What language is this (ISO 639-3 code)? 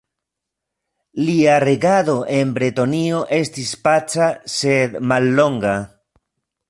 epo